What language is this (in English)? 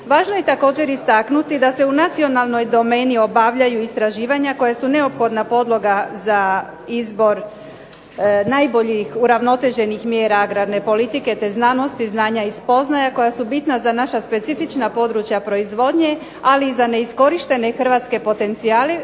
Croatian